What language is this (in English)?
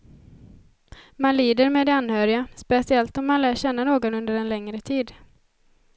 Swedish